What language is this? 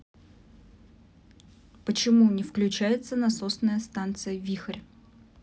Russian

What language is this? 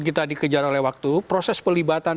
Indonesian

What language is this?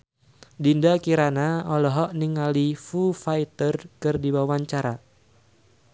Sundanese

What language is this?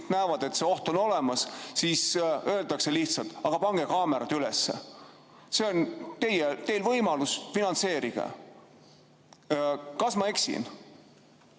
Estonian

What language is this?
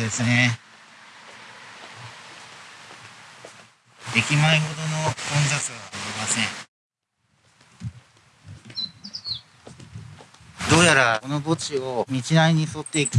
Japanese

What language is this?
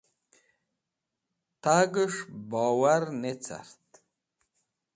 Wakhi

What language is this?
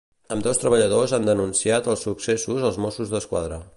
Catalan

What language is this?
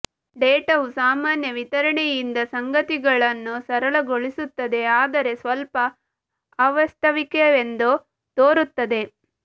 Kannada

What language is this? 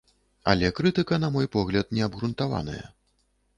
Belarusian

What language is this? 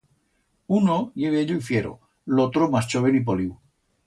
Aragonese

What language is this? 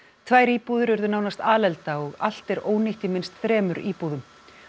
Icelandic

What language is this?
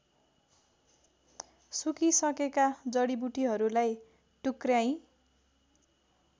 Nepali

